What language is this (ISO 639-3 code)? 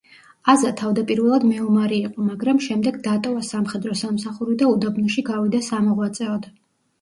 kat